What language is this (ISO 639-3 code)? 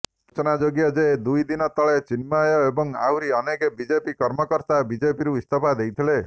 ori